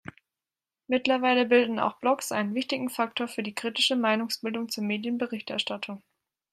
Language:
German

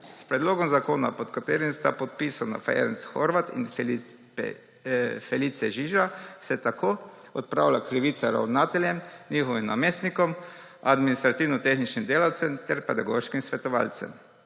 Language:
Slovenian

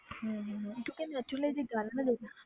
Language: Punjabi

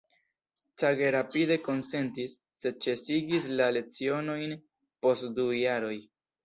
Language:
Esperanto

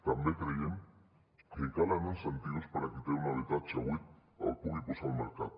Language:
Catalan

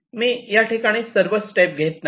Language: Marathi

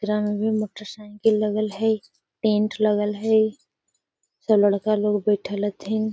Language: Magahi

